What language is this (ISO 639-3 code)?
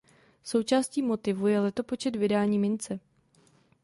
ces